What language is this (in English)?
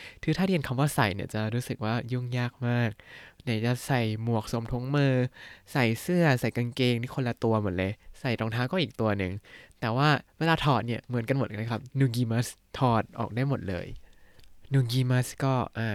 Thai